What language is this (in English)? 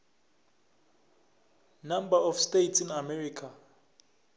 South Ndebele